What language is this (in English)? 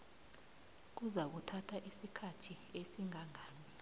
South Ndebele